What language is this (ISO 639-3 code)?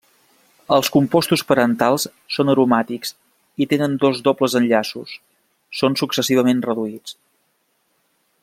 cat